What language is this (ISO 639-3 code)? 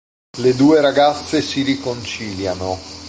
ita